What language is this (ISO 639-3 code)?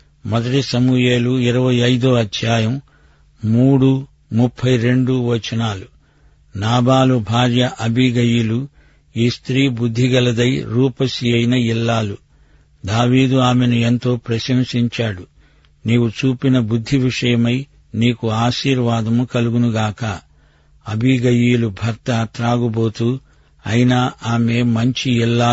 tel